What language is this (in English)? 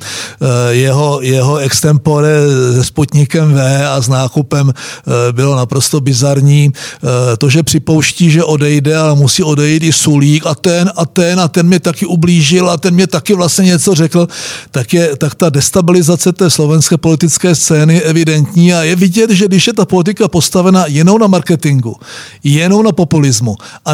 Czech